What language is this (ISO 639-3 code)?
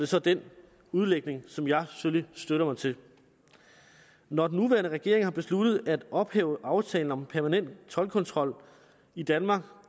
dan